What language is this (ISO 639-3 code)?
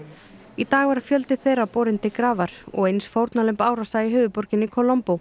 isl